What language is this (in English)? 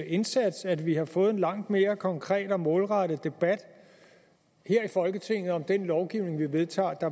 Danish